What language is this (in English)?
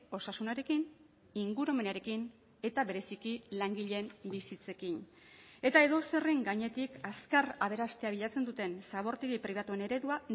Basque